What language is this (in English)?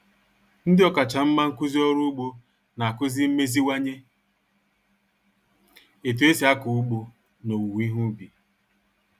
Igbo